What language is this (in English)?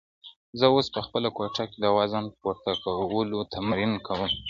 Pashto